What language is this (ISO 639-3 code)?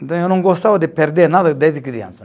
por